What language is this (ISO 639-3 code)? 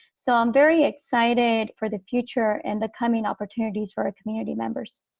eng